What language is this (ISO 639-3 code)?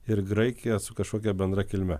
lit